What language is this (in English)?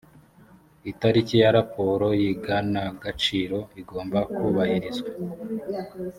Kinyarwanda